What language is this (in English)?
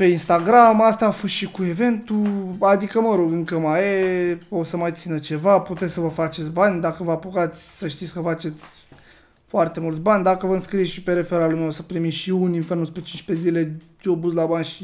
Romanian